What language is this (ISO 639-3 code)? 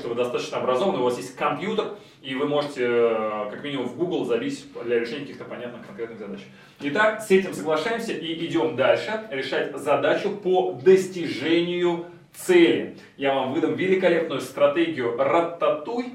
rus